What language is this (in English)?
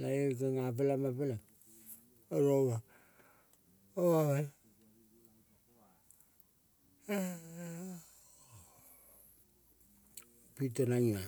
Kol (Papua New Guinea)